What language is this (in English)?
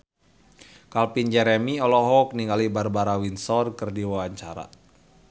Sundanese